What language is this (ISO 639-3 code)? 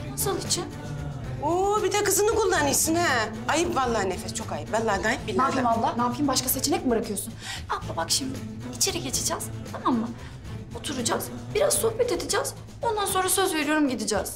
tur